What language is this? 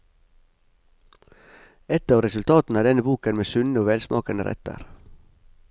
Norwegian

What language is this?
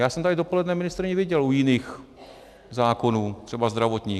Czech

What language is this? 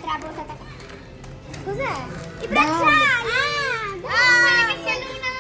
Italian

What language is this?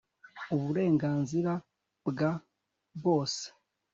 Kinyarwanda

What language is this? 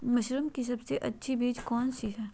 Magahi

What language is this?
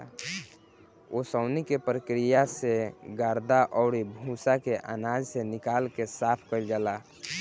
Bhojpuri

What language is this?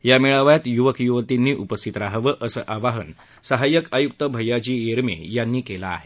Marathi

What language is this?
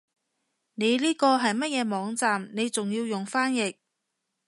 Cantonese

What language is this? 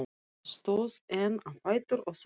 Icelandic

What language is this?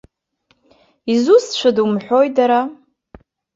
Abkhazian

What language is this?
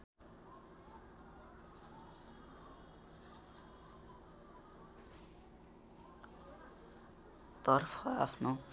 Nepali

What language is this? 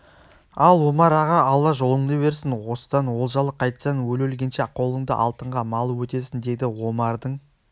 Kazakh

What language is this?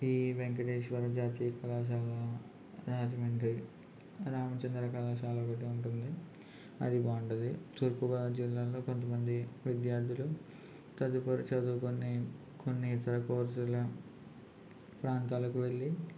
Telugu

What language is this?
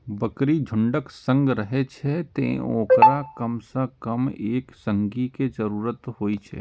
Maithili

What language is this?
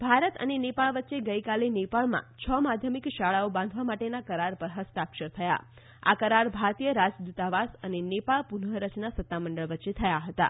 Gujarati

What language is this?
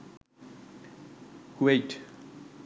Sinhala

